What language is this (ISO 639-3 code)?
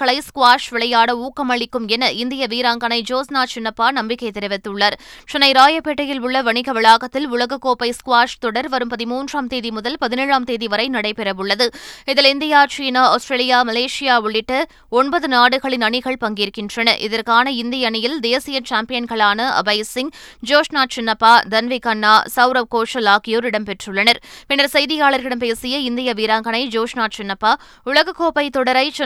tam